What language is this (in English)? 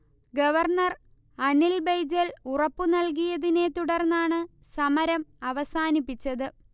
Malayalam